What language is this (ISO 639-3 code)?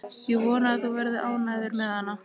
isl